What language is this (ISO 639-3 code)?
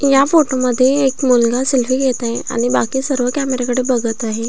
mar